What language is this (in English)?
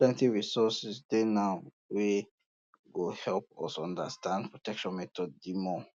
Nigerian Pidgin